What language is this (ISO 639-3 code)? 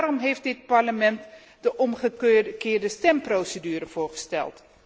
nld